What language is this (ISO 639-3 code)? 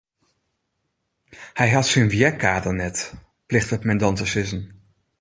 fry